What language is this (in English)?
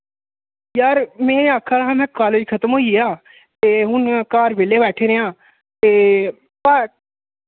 Dogri